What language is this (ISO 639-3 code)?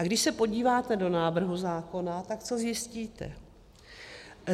ces